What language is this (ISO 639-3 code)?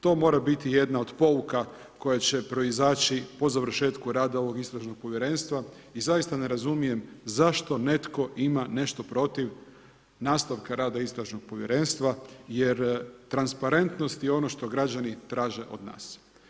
hrv